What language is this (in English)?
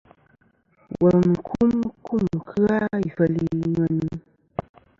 Kom